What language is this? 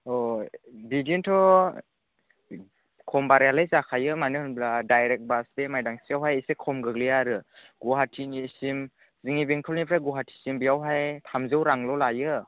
Bodo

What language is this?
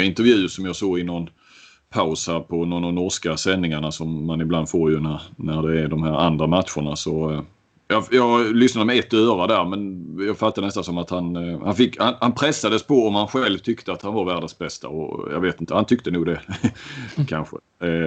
Swedish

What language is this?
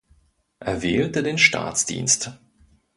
German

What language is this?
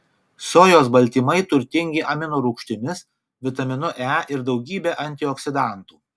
Lithuanian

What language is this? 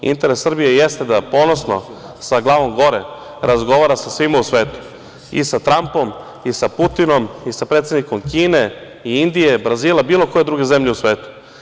Serbian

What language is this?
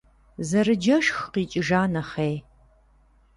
Kabardian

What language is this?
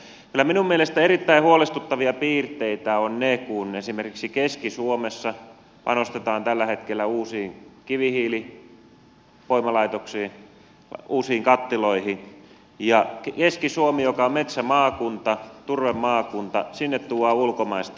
Finnish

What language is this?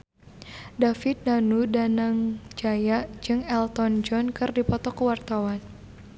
Sundanese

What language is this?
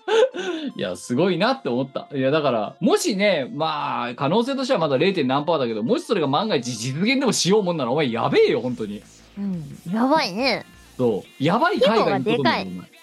Japanese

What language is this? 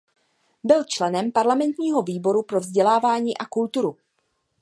Czech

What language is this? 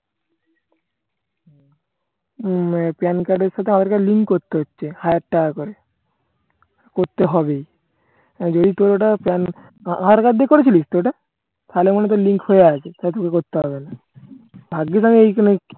Bangla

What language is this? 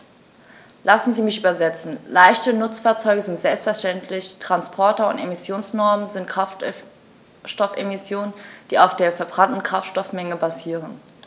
German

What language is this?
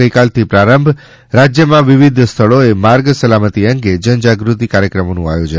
Gujarati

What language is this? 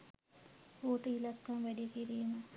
Sinhala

